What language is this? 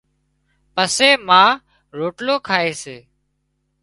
Wadiyara Koli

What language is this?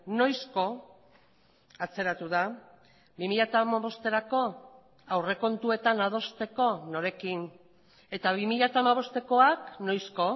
Basque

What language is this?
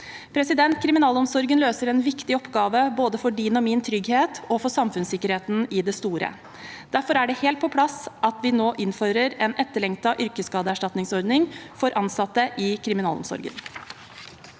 Norwegian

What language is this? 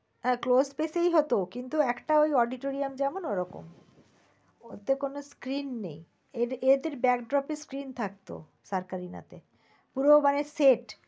Bangla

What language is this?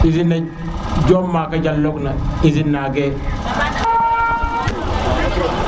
Serer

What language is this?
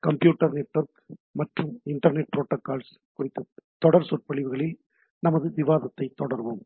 Tamil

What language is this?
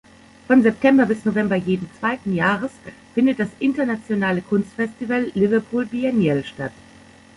German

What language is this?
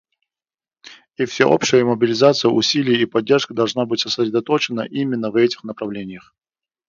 Russian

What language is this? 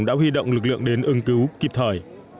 Vietnamese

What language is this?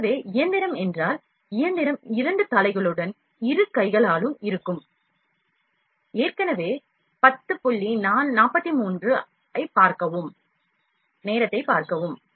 Tamil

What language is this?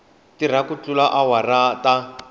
Tsonga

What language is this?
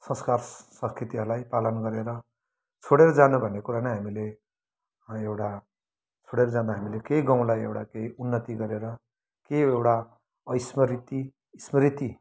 Nepali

